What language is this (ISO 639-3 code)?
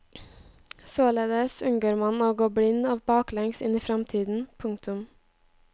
nor